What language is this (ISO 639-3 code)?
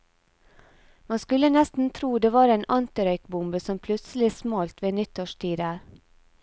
nor